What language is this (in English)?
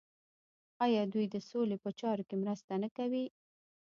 Pashto